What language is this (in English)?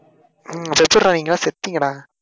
Tamil